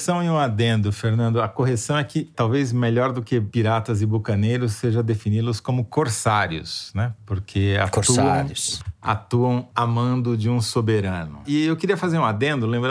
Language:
Portuguese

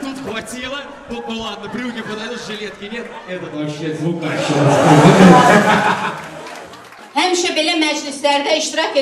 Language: Russian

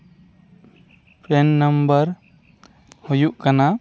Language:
Santali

